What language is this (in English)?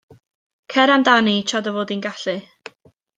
Welsh